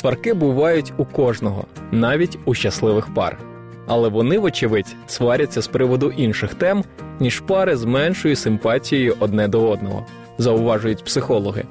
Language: Ukrainian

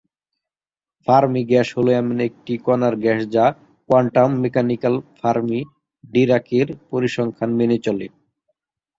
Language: Bangla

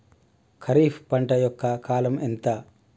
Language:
Telugu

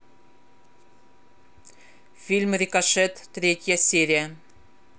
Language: Russian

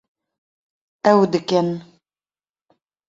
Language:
Kurdish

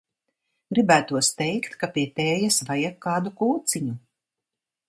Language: Latvian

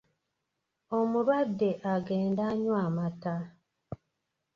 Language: Ganda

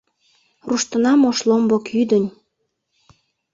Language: Mari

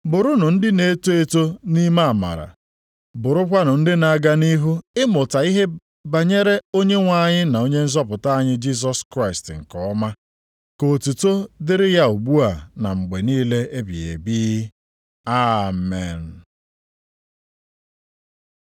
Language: Igbo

